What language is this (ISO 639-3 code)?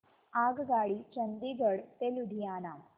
mar